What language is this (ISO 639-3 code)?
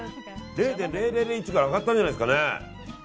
jpn